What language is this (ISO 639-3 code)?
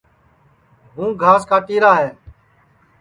ssi